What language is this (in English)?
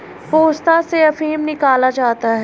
Hindi